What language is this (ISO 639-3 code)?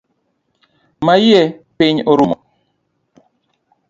luo